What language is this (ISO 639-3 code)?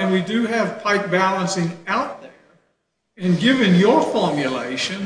eng